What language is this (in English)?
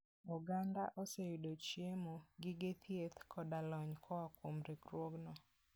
Luo (Kenya and Tanzania)